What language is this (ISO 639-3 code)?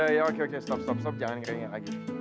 ind